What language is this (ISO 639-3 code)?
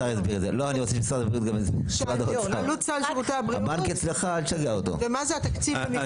heb